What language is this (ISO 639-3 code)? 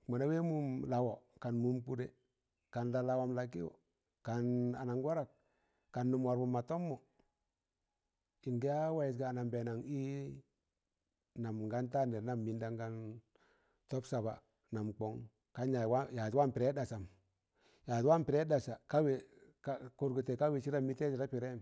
tan